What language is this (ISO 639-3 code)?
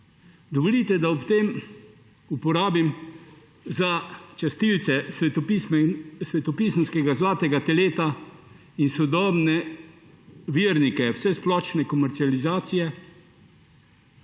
slv